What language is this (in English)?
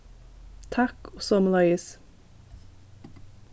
Faroese